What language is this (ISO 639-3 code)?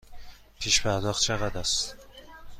fas